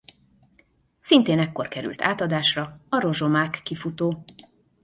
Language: Hungarian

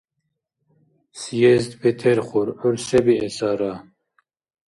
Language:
Dargwa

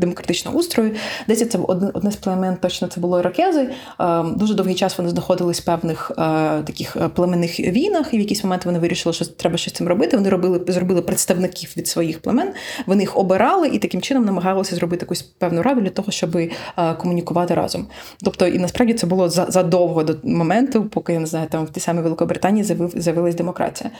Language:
Ukrainian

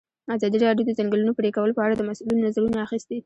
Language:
Pashto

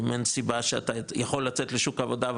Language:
Hebrew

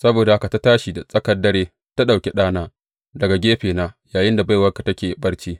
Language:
Hausa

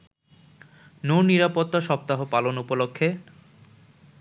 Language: Bangla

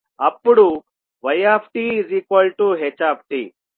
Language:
Telugu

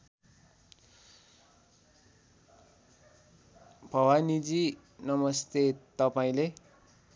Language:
Nepali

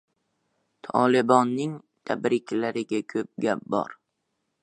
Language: Uzbek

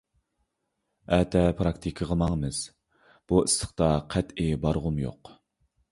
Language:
Uyghur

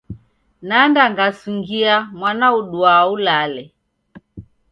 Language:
Taita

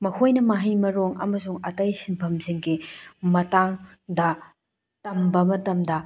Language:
Manipuri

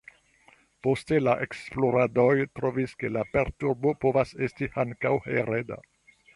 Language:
Esperanto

